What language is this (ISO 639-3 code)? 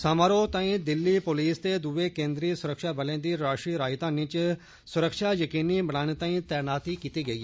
doi